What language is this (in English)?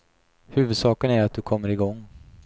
Swedish